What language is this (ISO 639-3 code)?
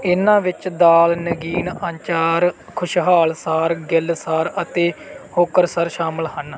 pan